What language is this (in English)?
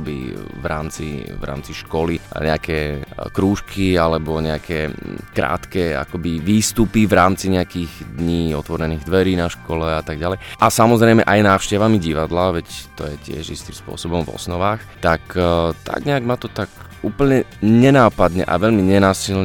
Slovak